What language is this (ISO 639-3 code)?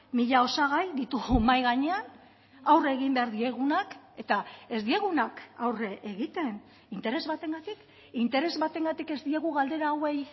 eus